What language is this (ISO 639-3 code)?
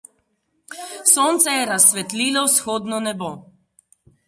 slv